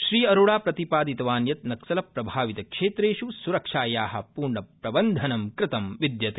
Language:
Sanskrit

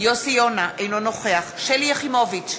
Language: Hebrew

